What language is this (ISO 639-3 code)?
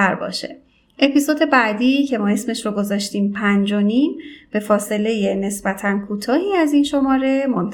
fas